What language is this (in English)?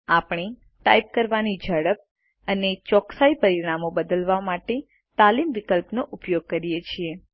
Gujarati